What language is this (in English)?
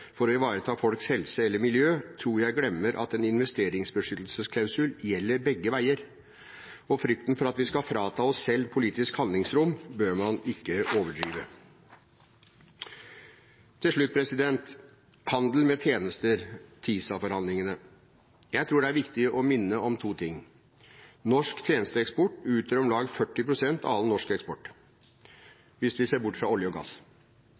Norwegian Bokmål